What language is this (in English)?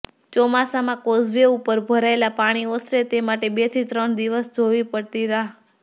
Gujarati